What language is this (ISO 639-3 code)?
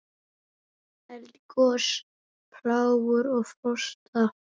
isl